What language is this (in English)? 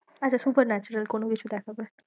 Bangla